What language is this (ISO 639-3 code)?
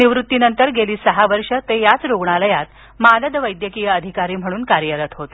mar